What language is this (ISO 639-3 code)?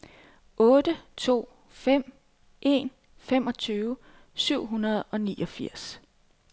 dan